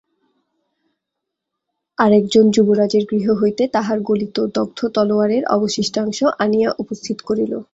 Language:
Bangla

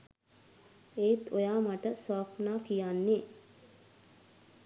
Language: Sinhala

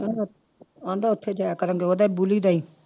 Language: Punjabi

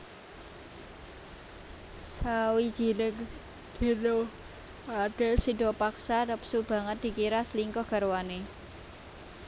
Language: Javanese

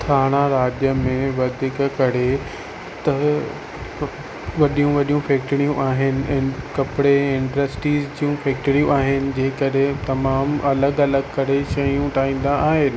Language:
Sindhi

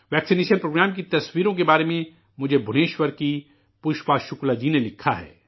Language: Urdu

